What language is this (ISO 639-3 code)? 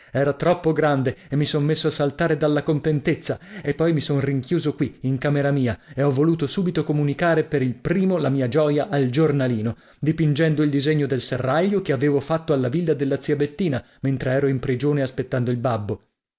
ita